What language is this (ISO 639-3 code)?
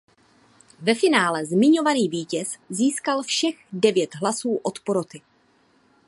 ces